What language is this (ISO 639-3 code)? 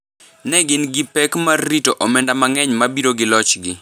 luo